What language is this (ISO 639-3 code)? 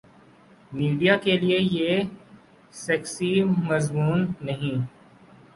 urd